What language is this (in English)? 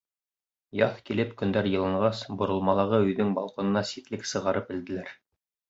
Bashkir